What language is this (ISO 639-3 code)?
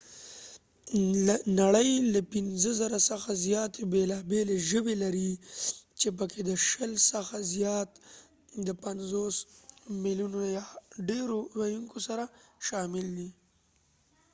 pus